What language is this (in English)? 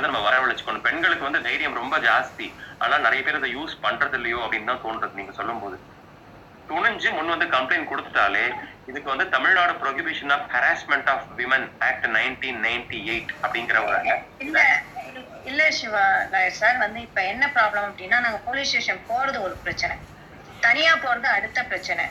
Tamil